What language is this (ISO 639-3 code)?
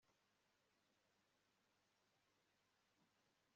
kin